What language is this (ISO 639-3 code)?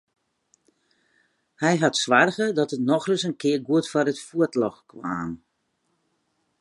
fry